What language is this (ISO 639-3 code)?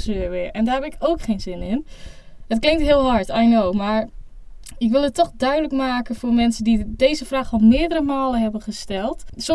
nld